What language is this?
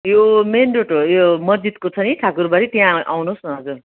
Nepali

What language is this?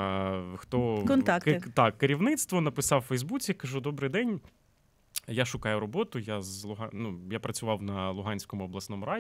Ukrainian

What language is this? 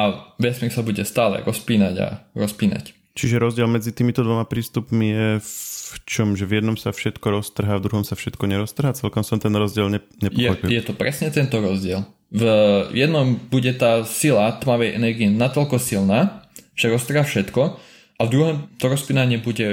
Slovak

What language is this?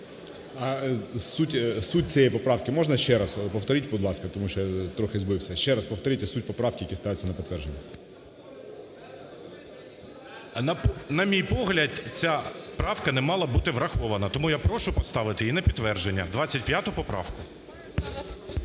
Ukrainian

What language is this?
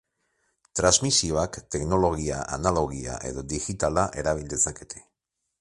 Basque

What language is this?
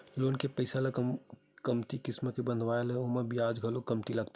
Chhattisgarhi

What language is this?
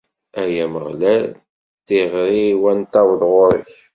Kabyle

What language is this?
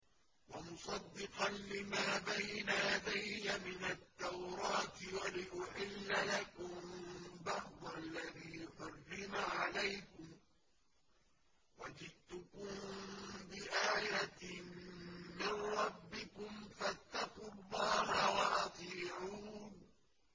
Arabic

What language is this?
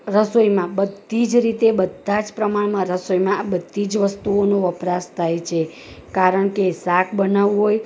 Gujarati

